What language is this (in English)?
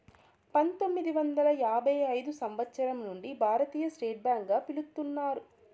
Telugu